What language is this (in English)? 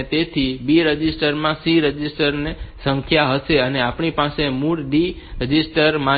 Gujarati